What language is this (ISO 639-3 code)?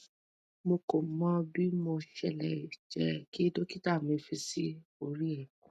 yor